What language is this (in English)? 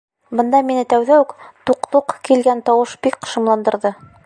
Bashkir